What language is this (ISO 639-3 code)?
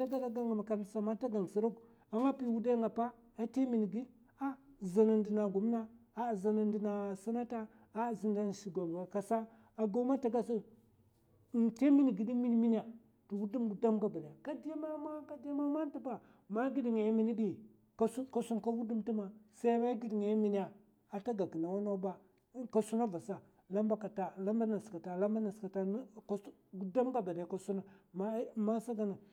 maf